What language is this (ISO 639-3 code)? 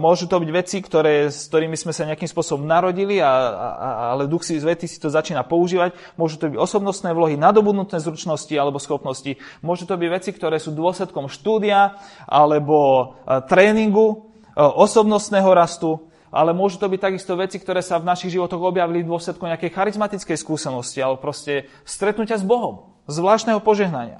slk